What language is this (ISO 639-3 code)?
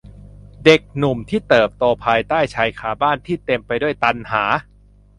tha